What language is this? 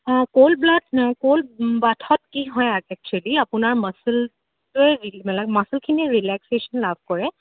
Assamese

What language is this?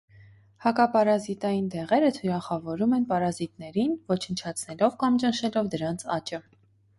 Armenian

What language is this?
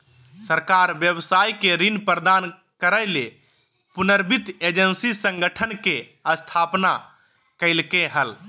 Magahi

